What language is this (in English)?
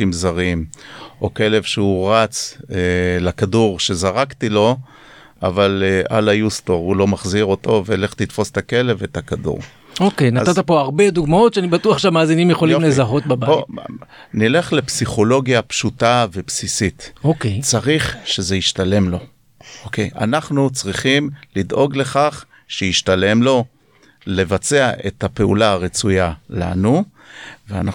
Hebrew